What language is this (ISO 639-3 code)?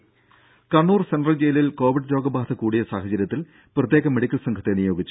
mal